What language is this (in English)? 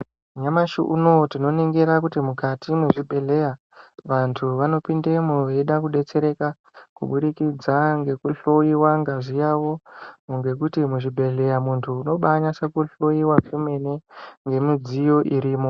Ndau